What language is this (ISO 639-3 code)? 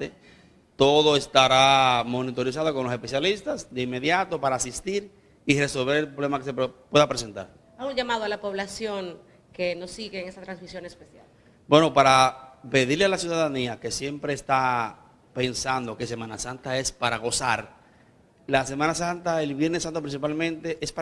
spa